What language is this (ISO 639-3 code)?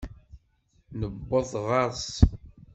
kab